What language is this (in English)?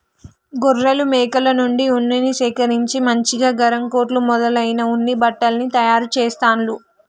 Telugu